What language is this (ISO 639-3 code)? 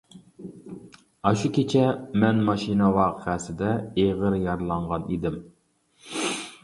uig